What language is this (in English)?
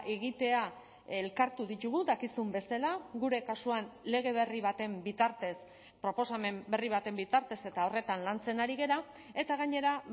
Basque